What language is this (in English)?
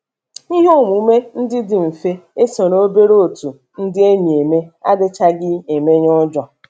Igbo